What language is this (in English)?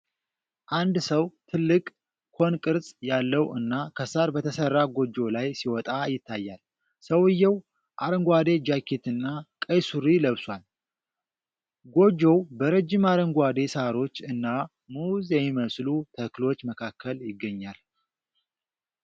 Amharic